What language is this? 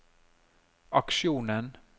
Norwegian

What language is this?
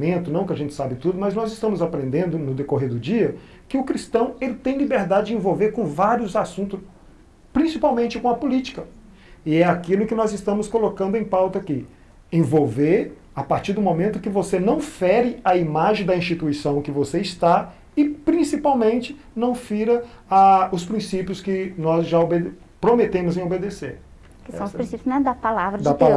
Portuguese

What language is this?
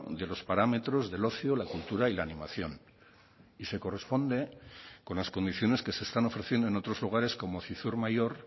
Spanish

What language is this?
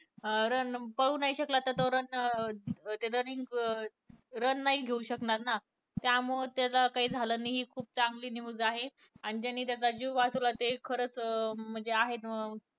Marathi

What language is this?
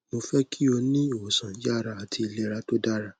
Yoruba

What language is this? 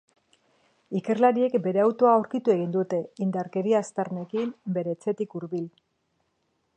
Basque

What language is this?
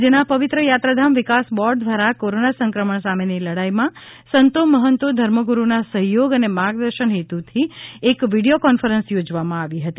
Gujarati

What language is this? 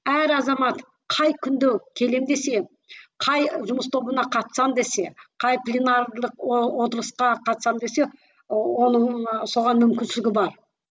Kazakh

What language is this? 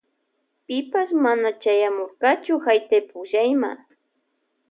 Loja Highland Quichua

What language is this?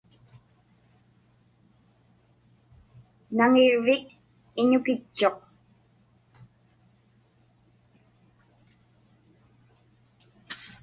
Inupiaq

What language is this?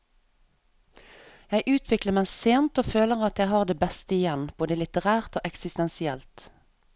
Norwegian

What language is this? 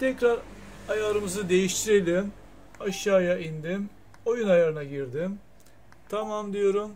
Turkish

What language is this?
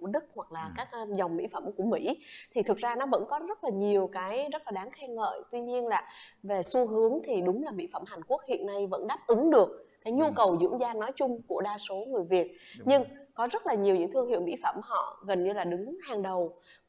Vietnamese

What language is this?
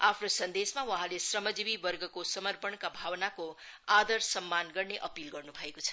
Nepali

